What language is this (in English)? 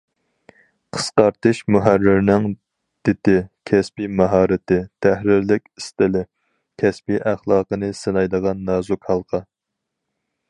Uyghur